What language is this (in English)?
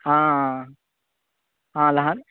Konkani